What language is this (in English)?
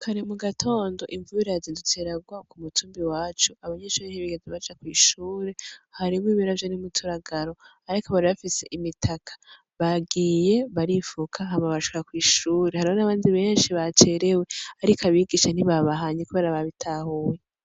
Rundi